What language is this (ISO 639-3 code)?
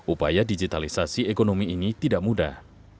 ind